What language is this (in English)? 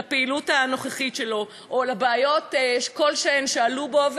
Hebrew